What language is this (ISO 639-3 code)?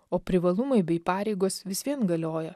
lit